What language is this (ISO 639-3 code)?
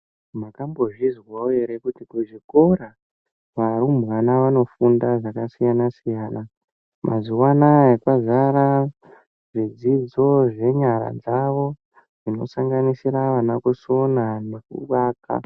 ndc